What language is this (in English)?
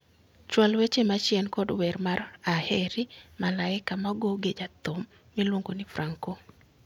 Luo (Kenya and Tanzania)